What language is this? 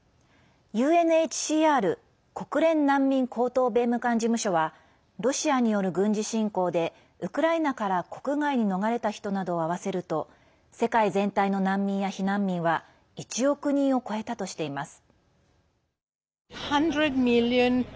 Japanese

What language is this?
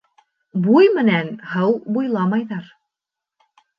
Bashkir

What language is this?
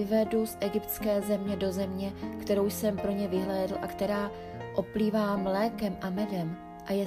Czech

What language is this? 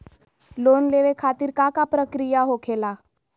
Magahi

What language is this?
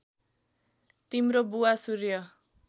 Nepali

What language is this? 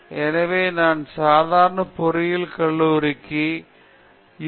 Tamil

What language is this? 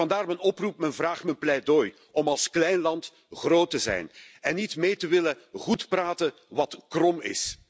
Dutch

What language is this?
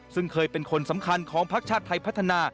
Thai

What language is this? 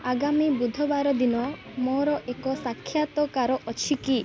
Odia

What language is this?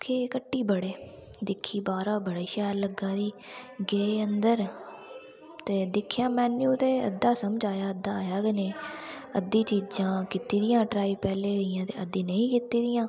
Dogri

